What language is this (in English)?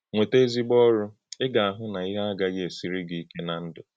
Igbo